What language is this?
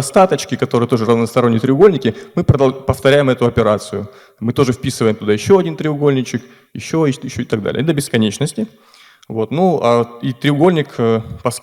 Russian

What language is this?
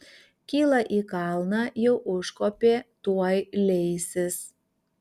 Lithuanian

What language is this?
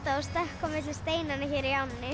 Icelandic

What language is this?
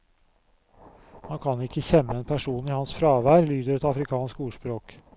Norwegian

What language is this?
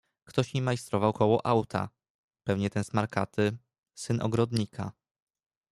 Polish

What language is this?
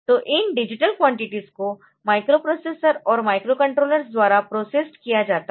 Hindi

